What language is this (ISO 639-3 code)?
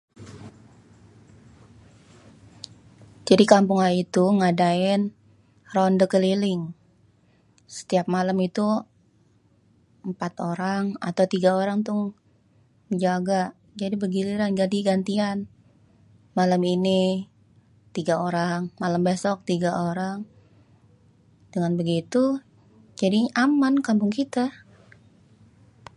bew